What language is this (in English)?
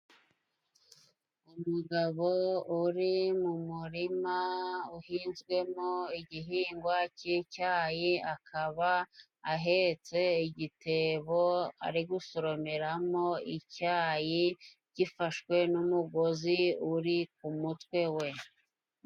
Kinyarwanda